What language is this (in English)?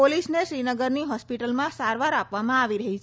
Gujarati